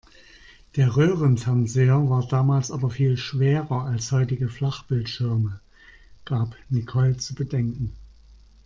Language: German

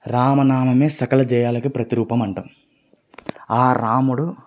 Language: Telugu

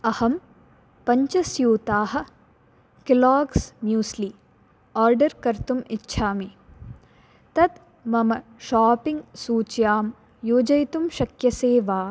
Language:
Sanskrit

